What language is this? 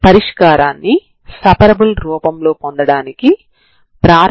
Telugu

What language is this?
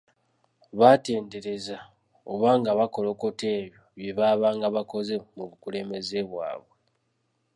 Ganda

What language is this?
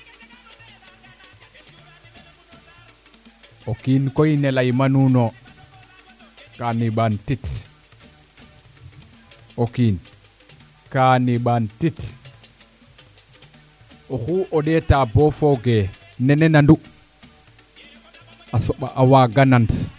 Serer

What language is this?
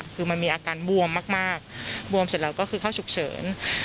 Thai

